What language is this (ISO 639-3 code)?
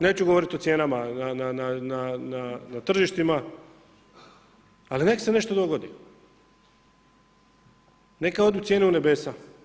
hrv